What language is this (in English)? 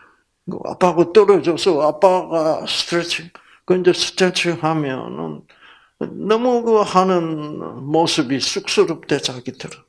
Korean